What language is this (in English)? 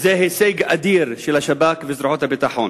Hebrew